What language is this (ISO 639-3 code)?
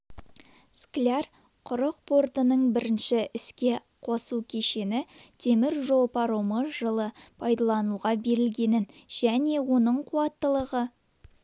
kaz